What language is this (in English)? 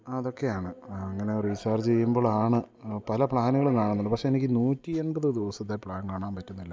Malayalam